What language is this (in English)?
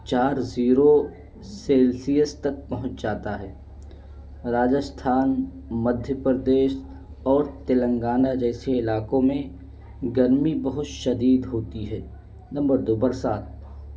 Urdu